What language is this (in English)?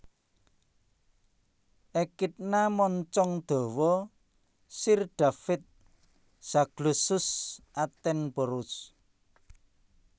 Javanese